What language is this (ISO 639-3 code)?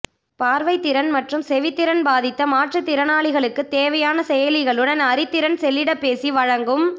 tam